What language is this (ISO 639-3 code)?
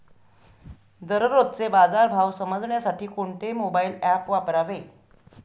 mar